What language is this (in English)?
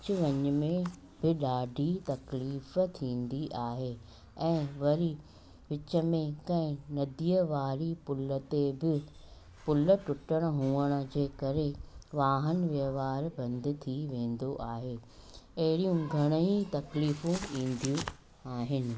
Sindhi